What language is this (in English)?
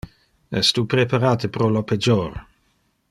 Interlingua